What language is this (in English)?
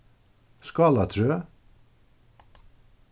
Faroese